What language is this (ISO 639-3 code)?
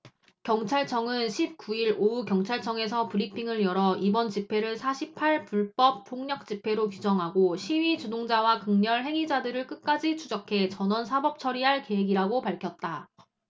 kor